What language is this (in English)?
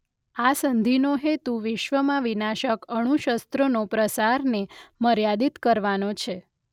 Gujarati